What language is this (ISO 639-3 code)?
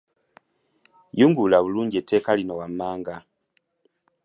lug